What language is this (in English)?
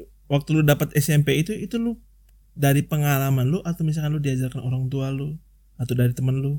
Indonesian